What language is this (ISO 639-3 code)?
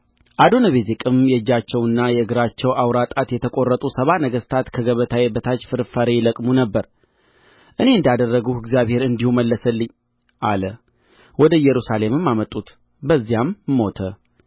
amh